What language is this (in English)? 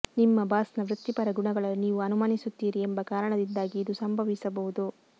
Kannada